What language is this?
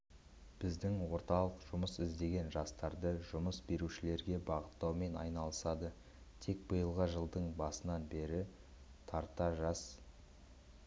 Kazakh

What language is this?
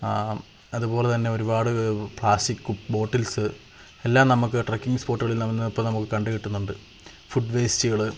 Malayalam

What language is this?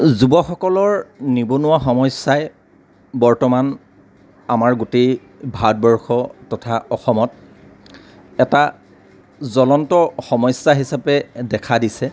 Assamese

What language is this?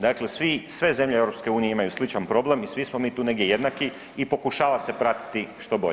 Croatian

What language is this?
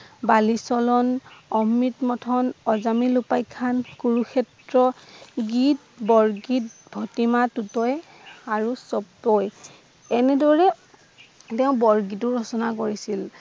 Assamese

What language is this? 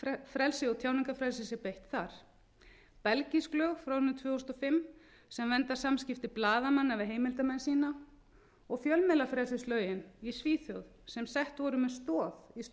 Icelandic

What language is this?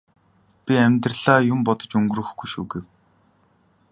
Mongolian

